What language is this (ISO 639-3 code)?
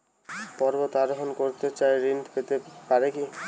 ben